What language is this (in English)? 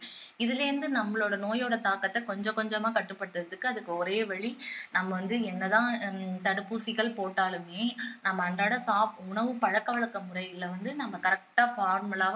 Tamil